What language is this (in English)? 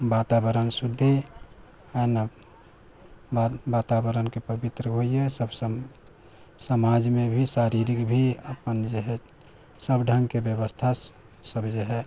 Maithili